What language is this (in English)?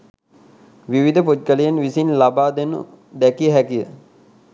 Sinhala